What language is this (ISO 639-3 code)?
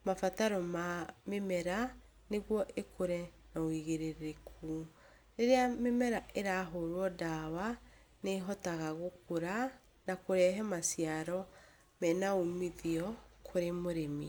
kik